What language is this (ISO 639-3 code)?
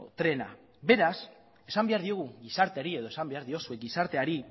eus